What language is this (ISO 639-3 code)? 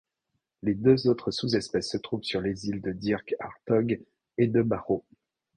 fra